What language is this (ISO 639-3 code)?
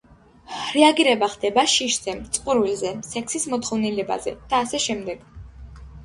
kat